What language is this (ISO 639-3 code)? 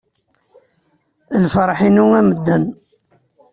kab